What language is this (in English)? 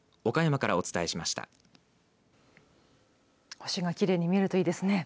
Japanese